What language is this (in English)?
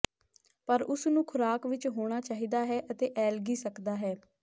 Punjabi